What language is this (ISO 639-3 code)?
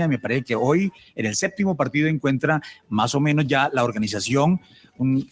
spa